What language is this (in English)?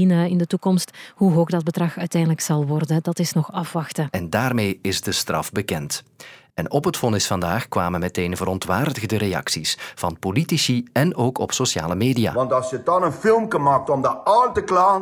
Dutch